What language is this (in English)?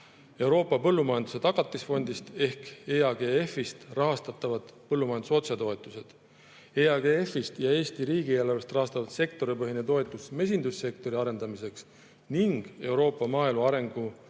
Estonian